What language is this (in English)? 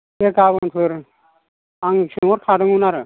Bodo